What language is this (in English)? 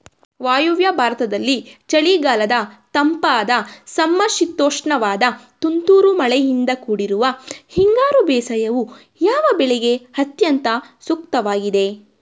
Kannada